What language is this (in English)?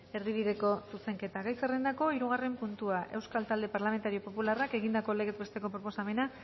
Basque